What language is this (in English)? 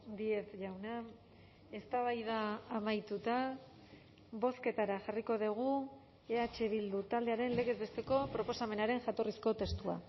Basque